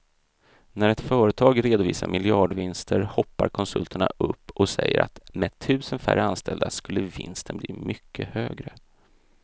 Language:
Swedish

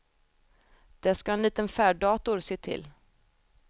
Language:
Swedish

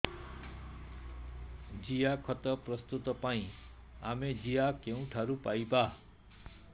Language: Odia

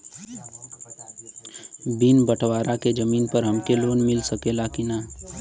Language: Bhojpuri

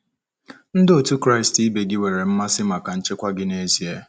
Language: Igbo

